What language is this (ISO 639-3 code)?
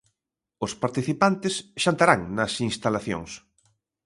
glg